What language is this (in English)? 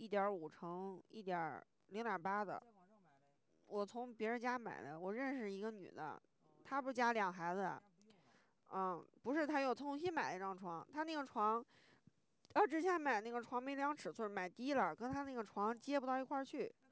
Chinese